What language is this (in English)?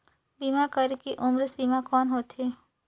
Chhattisgarhi